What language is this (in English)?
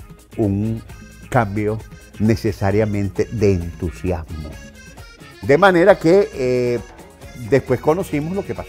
Spanish